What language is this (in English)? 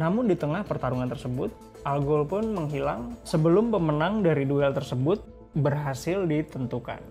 Indonesian